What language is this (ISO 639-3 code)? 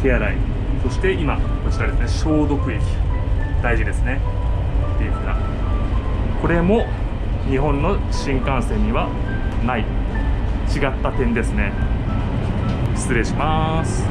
jpn